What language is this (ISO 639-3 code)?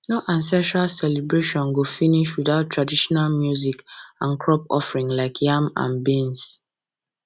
pcm